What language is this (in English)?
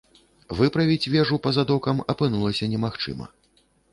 Belarusian